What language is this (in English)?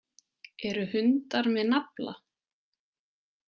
Icelandic